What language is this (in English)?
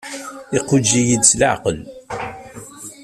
Kabyle